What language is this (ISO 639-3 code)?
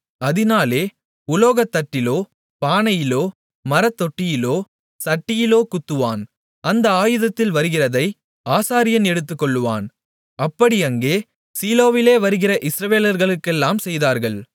tam